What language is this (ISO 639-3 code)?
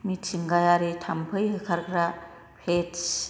brx